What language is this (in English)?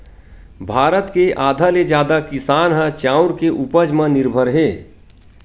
Chhattisgarhi